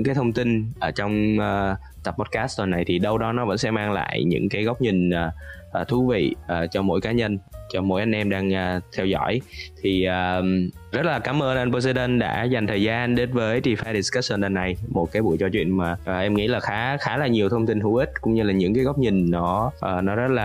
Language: Vietnamese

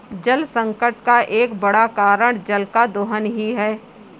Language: Hindi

